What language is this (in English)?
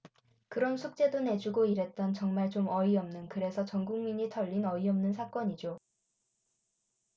Korean